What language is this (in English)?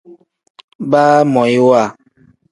Tem